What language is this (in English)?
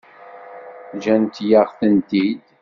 Kabyle